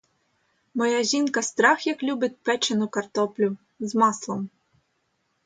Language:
Ukrainian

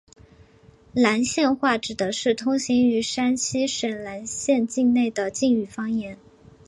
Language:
Chinese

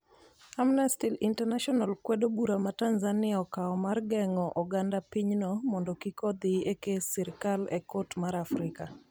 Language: Luo (Kenya and Tanzania)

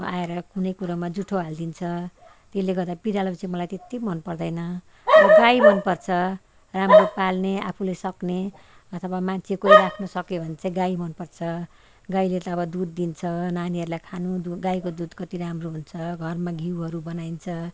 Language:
Nepali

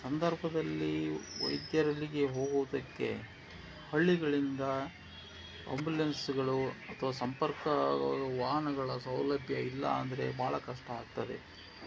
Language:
Kannada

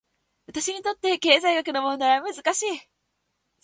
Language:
Japanese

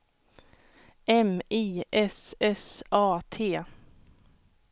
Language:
Swedish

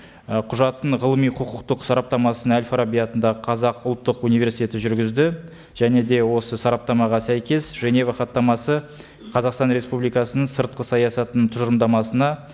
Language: Kazakh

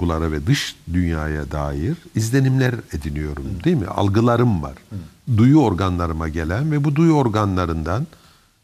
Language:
Turkish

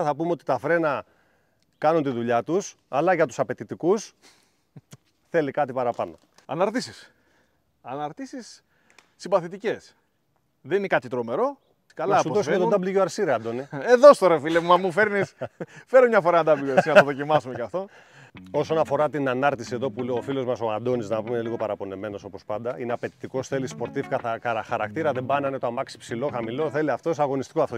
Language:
Greek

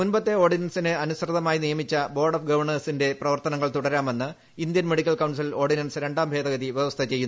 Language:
Malayalam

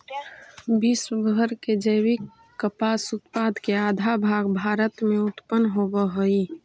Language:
Magahi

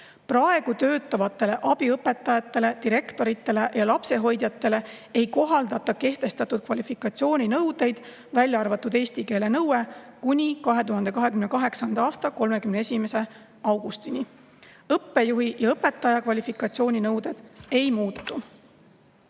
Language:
Estonian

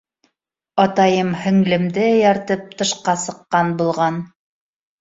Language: Bashkir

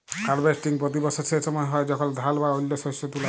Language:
Bangla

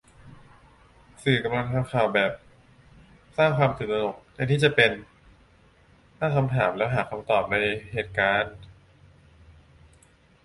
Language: Thai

